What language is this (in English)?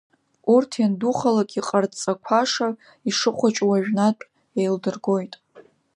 Abkhazian